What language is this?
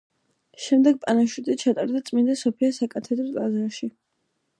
Georgian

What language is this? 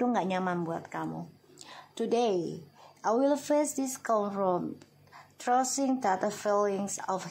Indonesian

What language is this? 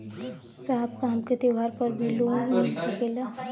Bhojpuri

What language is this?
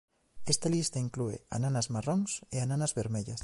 Galician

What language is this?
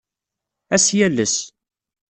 Kabyle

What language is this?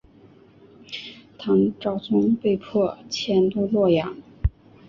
Chinese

